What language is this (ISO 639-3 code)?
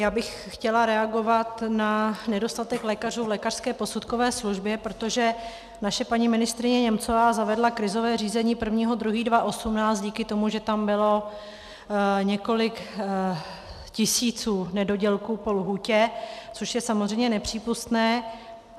ces